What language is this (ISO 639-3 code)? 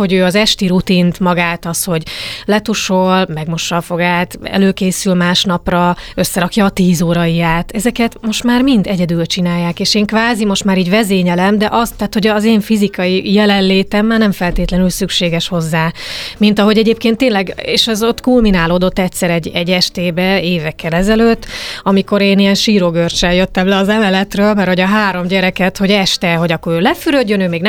hun